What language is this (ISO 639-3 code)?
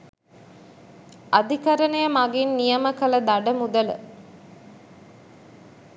sin